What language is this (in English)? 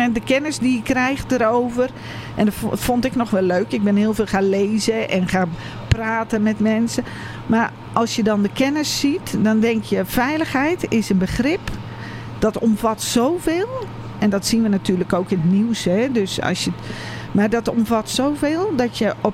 Dutch